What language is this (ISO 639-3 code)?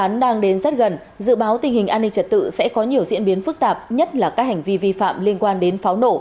vie